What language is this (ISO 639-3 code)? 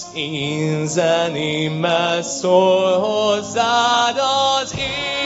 hun